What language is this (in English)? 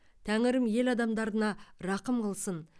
Kazakh